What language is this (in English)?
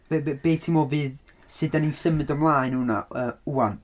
Welsh